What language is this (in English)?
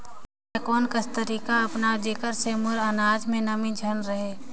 Chhattisgarhi